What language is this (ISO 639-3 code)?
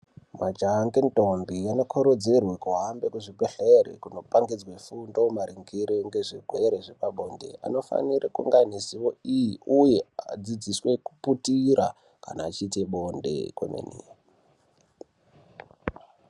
ndc